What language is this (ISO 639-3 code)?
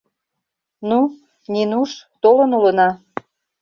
chm